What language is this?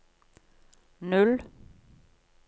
Norwegian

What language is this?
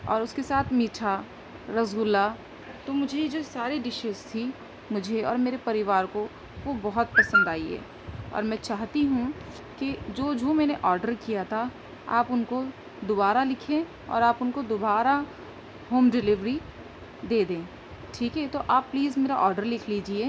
Urdu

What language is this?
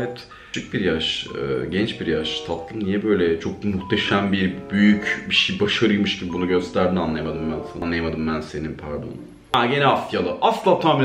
Turkish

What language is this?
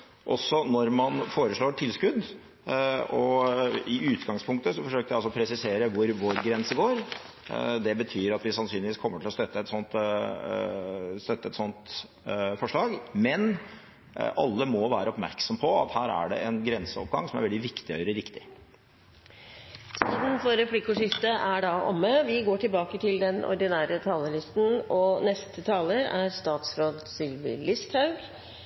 Norwegian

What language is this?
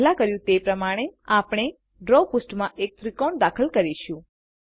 Gujarati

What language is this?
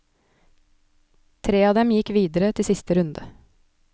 Norwegian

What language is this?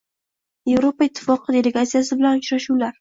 Uzbek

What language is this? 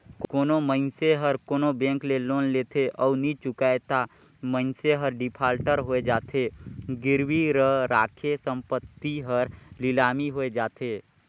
Chhattisgarhi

